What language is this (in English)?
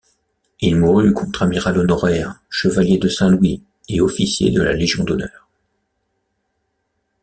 French